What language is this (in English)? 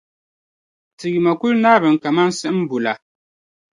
Dagbani